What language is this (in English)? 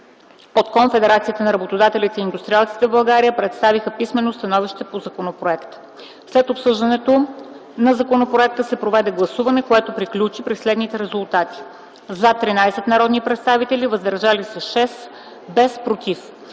Bulgarian